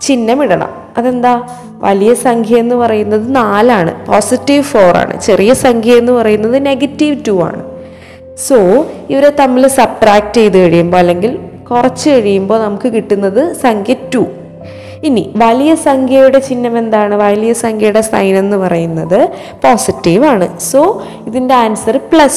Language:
Malayalam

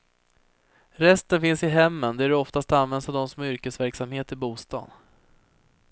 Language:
Swedish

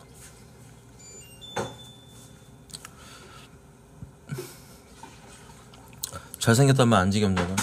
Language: Korean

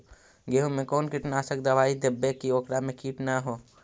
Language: Magahi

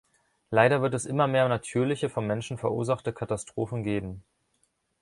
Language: German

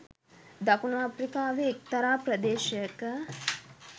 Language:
Sinhala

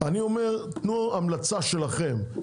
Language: Hebrew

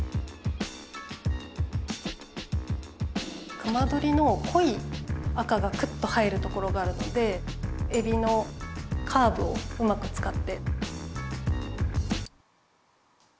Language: Japanese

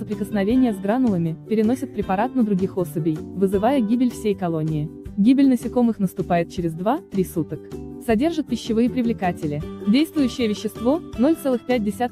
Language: Russian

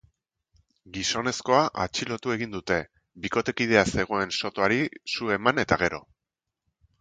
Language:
Basque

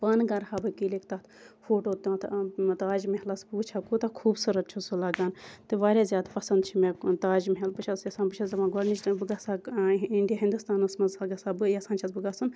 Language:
Kashmiri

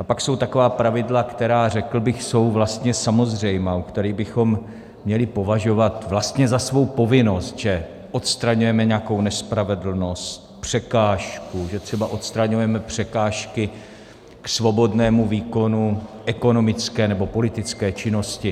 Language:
Czech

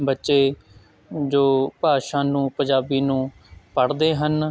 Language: Punjabi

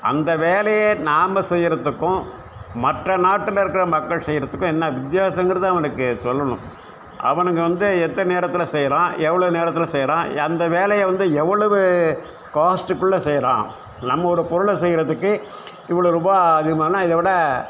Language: Tamil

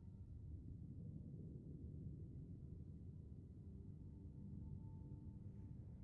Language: German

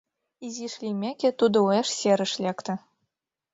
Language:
Mari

